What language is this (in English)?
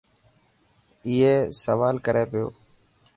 Dhatki